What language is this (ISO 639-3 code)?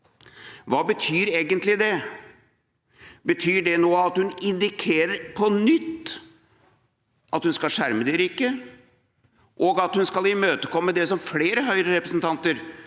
nor